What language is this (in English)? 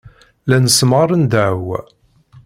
Kabyle